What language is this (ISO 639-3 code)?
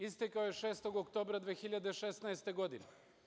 srp